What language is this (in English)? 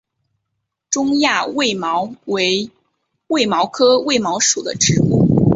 Chinese